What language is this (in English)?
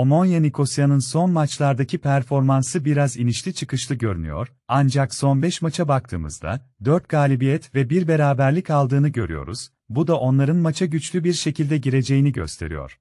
Turkish